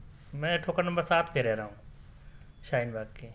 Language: Urdu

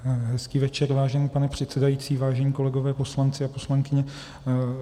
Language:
Czech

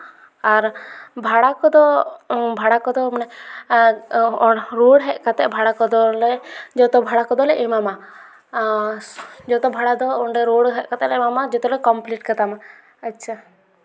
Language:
Santali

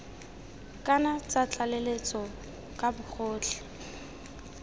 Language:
Tswana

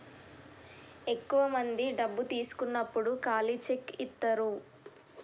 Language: Telugu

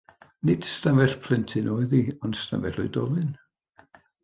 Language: Welsh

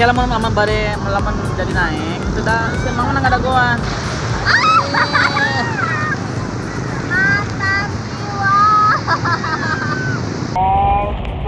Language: Indonesian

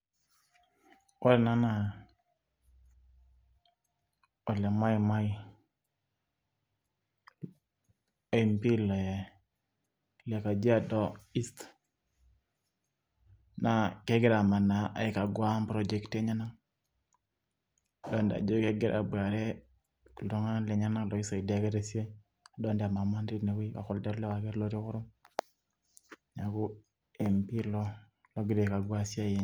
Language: Masai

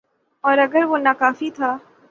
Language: Urdu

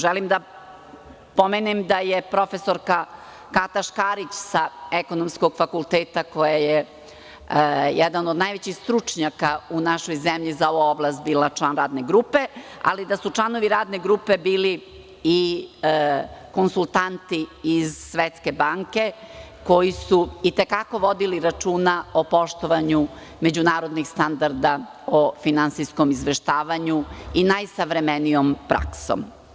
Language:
Serbian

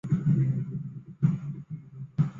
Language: Chinese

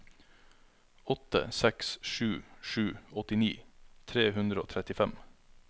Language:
Norwegian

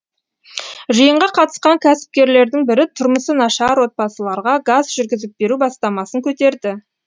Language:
Kazakh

